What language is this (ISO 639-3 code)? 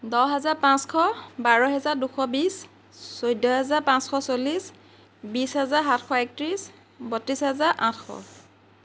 asm